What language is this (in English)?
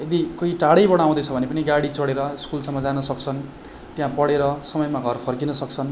Nepali